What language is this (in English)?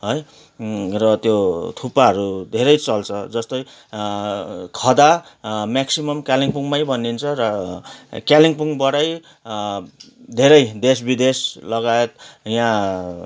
Nepali